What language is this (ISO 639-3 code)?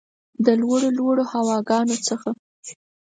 pus